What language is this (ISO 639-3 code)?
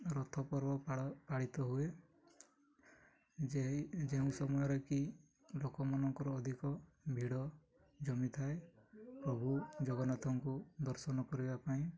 ori